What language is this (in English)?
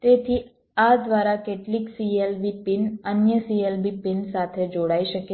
Gujarati